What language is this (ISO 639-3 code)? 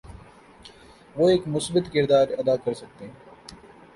urd